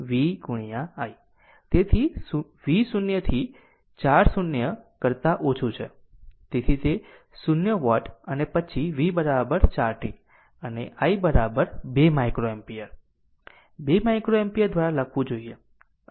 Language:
Gujarati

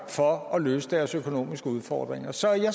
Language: Danish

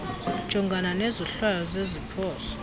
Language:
Xhosa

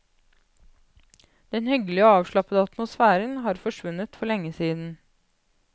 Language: Norwegian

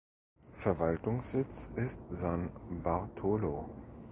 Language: German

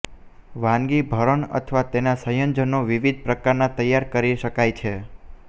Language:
Gujarati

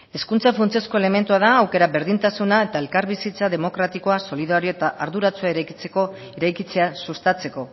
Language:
Basque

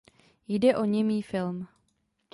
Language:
Czech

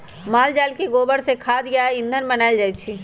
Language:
Magahi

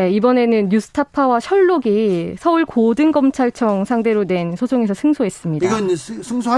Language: Korean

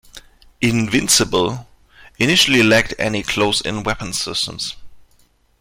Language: English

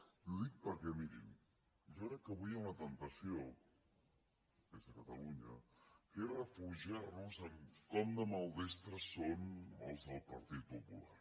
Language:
Catalan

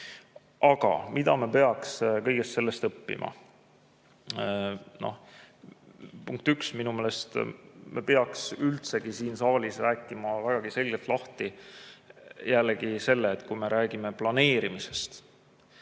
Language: Estonian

